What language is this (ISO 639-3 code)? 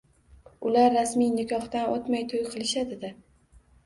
uzb